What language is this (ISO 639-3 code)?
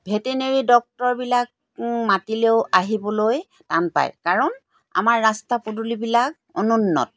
asm